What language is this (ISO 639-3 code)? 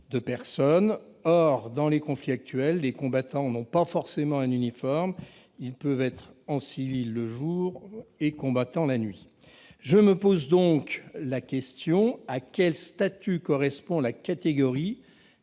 fra